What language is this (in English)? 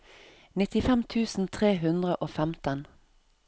Norwegian